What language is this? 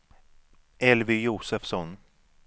Swedish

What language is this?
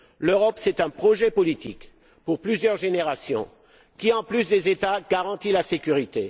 French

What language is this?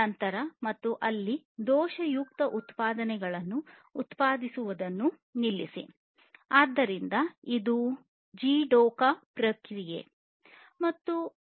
Kannada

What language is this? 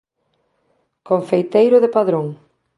Galician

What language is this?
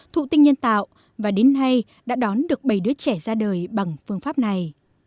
Vietnamese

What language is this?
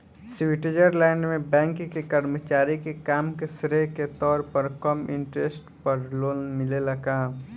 Bhojpuri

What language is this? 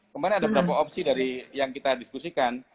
Indonesian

